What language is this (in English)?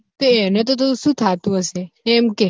Gujarati